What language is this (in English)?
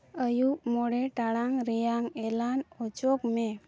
Santali